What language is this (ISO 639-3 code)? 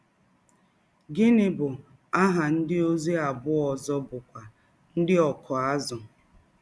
ibo